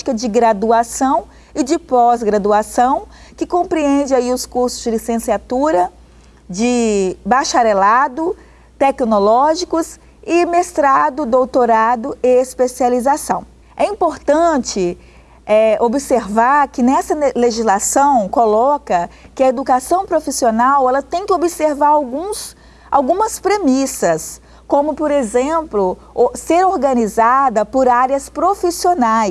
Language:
Portuguese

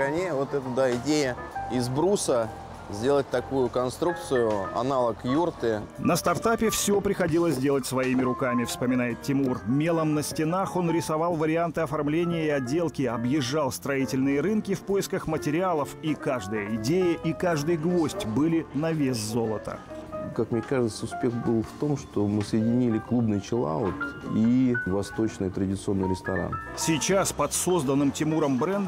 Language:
Russian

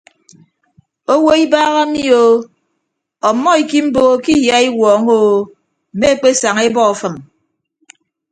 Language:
Ibibio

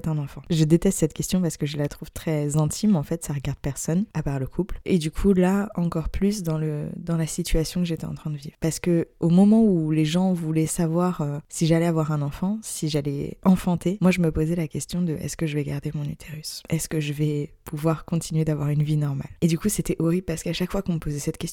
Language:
French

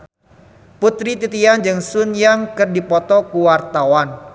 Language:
Sundanese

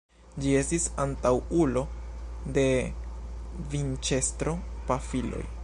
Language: Esperanto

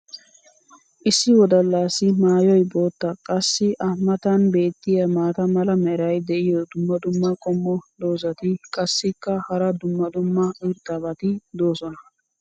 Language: Wolaytta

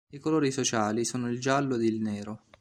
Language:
Italian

